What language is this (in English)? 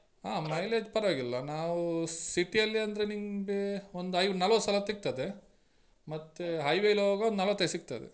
Kannada